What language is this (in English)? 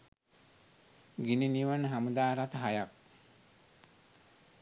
Sinhala